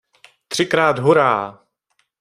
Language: Czech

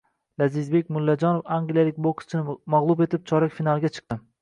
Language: Uzbek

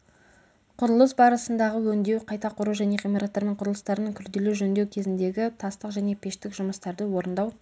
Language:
Kazakh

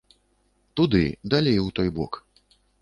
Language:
Belarusian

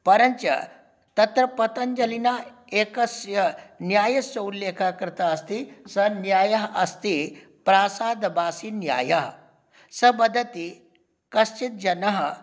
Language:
Sanskrit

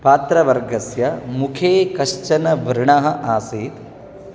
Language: Sanskrit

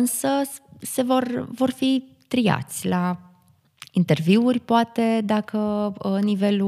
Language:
Romanian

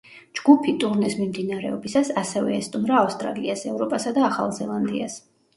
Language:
Georgian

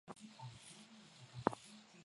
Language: Swahili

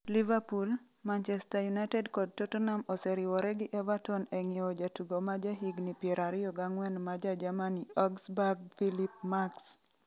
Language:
Luo (Kenya and Tanzania)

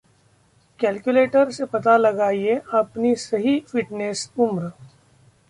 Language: Hindi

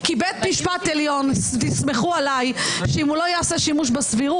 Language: Hebrew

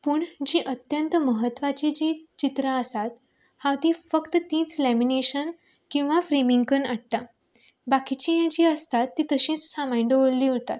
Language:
Konkani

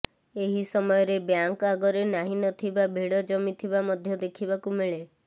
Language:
Odia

